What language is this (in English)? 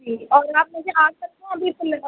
Urdu